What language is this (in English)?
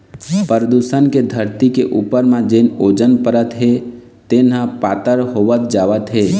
Chhattisgarhi